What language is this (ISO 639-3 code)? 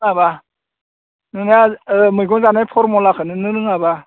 brx